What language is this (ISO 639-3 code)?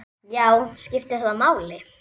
isl